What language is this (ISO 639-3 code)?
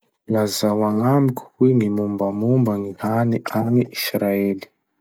msh